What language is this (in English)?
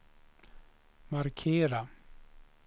Swedish